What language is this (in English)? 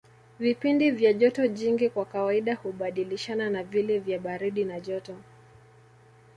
Swahili